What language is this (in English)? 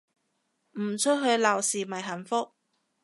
Cantonese